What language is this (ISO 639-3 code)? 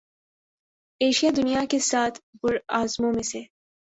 urd